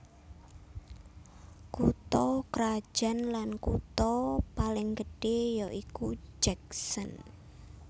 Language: Javanese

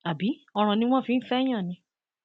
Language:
Yoruba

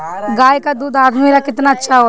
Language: Bhojpuri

